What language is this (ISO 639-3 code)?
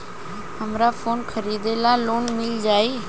bho